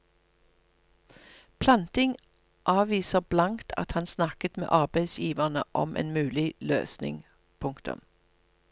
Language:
Norwegian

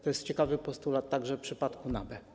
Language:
Polish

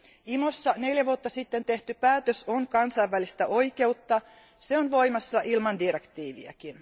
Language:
Finnish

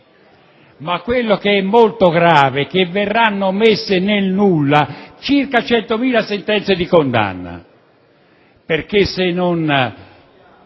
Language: Italian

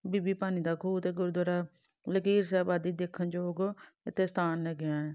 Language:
Punjabi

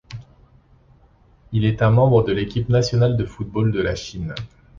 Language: French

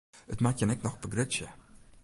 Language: Western Frisian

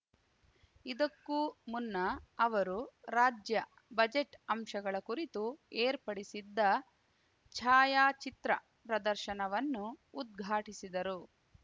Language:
Kannada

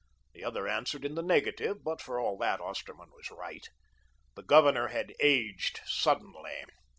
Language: English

